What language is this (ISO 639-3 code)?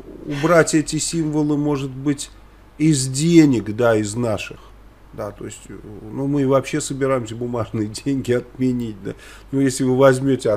rus